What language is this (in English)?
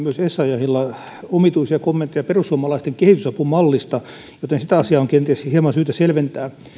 Finnish